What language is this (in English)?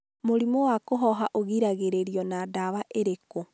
Kikuyu